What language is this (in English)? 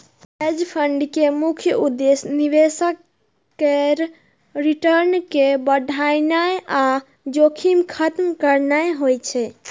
Maithili